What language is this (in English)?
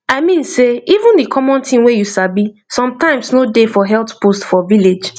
Nigerian Pidgin